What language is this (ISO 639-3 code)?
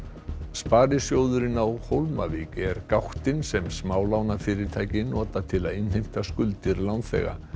isl